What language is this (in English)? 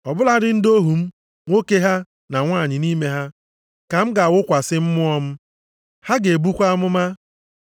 Igbo